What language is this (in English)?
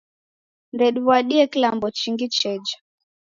Taita